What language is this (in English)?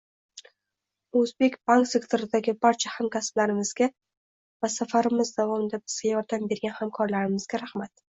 Uzbek